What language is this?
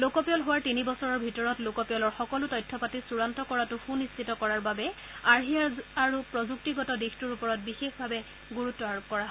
Assamese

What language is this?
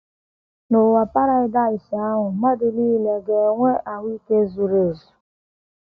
Igbo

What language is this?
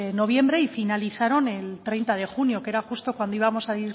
Spanish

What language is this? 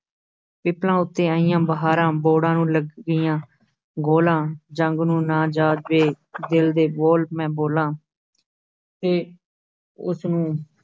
Punjabi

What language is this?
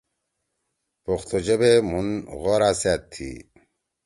Torwali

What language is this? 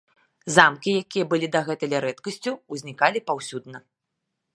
Belarusian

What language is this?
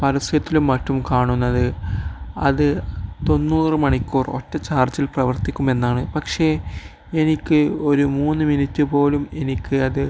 Malayalam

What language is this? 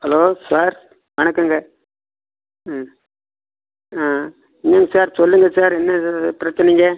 Tamil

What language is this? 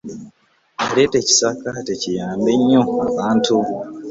Ganda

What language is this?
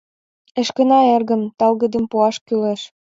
Mari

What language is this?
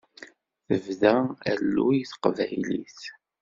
Kabyle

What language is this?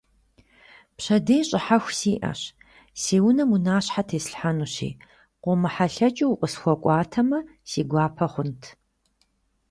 Kabardian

